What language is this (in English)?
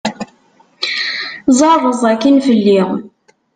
Kabyle